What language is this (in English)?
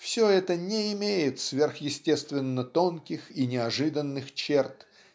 Russian